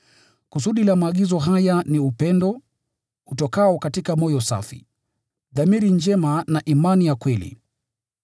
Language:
Swahili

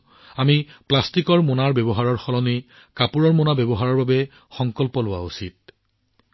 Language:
Assamese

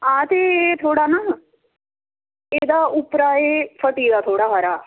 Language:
Dogri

